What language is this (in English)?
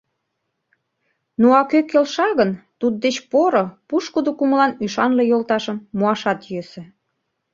Mari